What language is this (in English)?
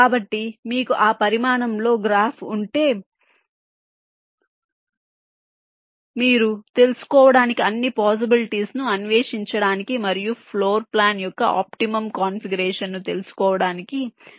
Telugu